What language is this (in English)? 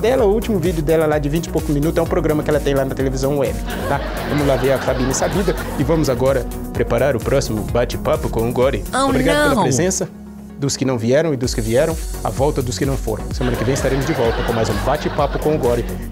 Portuguese